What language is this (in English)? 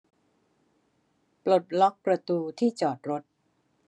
Thai